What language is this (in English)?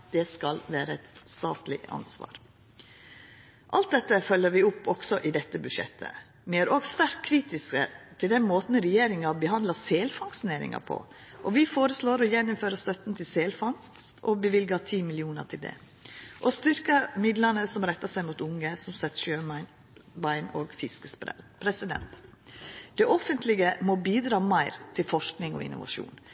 Norwegian Nynorsk